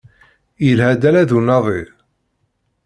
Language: Kabyle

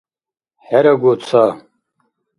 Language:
Dargwa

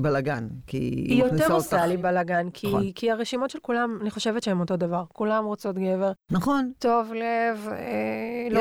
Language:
Hebrew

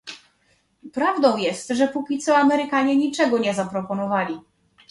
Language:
Polish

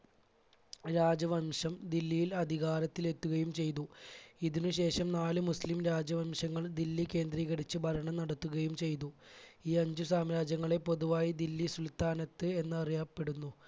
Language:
Malayalam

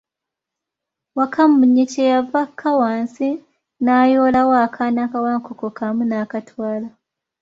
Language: Ganda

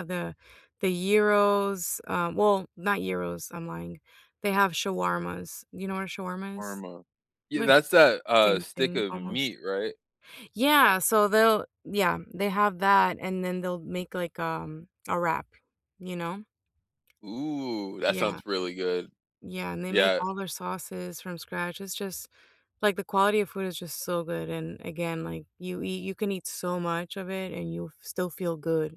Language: English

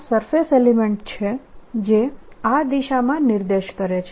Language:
Gujarati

